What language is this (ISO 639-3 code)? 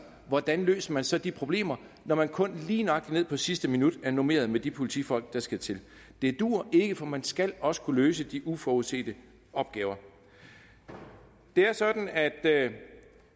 dan